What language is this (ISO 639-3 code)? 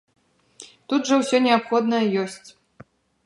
bel